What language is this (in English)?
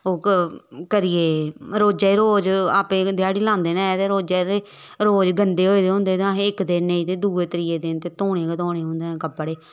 Dogri